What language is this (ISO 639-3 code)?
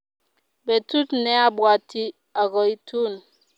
kln